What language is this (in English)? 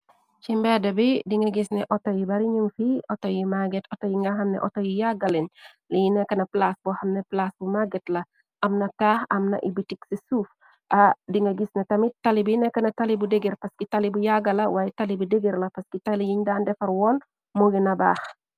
Wolof